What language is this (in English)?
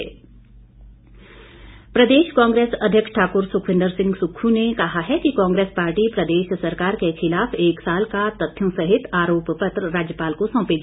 Hindi